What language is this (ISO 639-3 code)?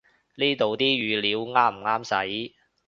yue